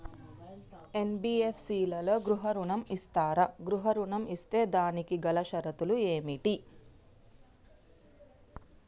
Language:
Telugu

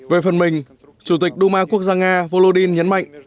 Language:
Vietnamese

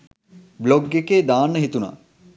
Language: Sinhala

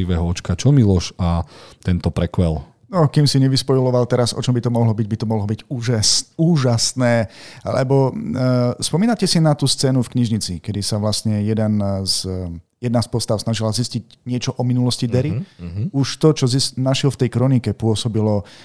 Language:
Slovak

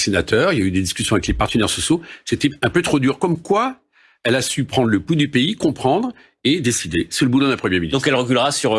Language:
French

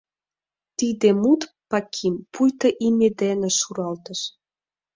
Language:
Mari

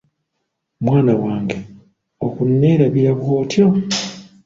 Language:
Ganda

